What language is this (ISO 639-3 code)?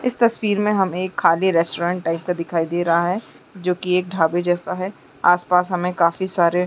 hne